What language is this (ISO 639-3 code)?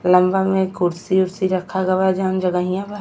bho